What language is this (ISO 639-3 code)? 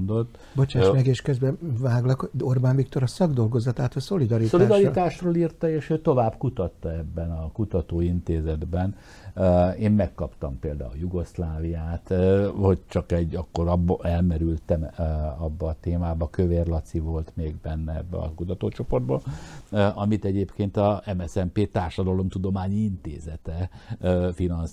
hun